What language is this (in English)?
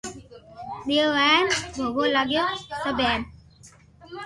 Loarki